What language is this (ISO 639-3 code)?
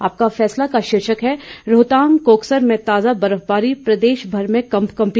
hin